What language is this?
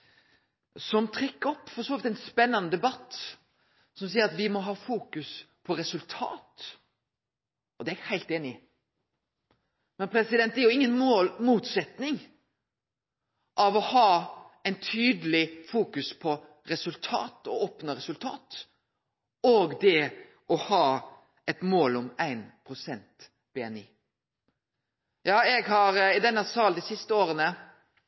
Norwegian Nynorsk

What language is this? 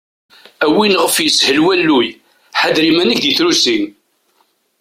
Kabyle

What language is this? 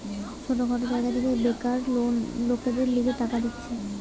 Bangla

